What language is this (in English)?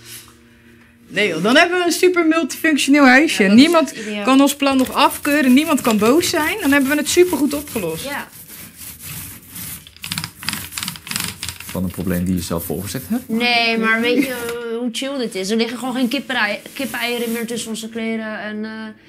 Dutch